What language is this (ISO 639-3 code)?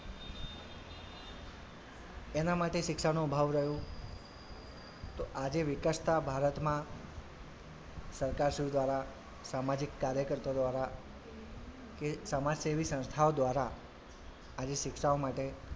guj